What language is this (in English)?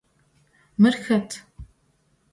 Adyghe